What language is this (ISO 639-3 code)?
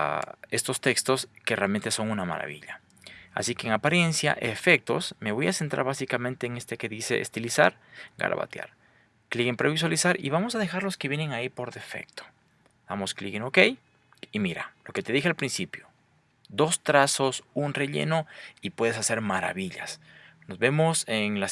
spa